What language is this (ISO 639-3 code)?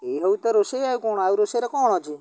ori